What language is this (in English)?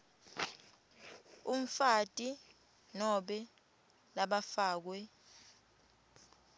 Swati